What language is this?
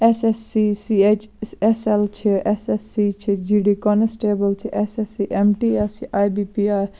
Kashmiri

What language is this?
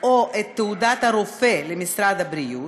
Hebrew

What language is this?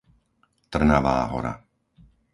Slovak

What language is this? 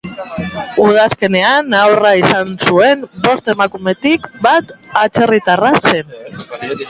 Basque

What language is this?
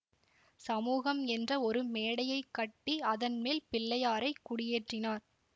Tamil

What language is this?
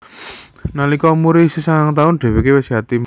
Javanese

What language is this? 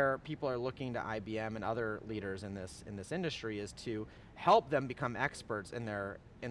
English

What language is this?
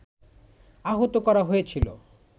Bangla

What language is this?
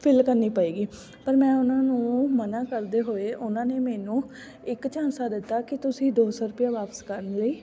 Punjabi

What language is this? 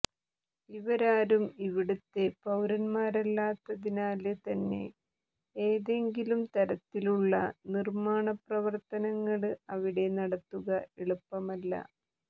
Malayalam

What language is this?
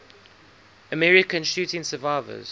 English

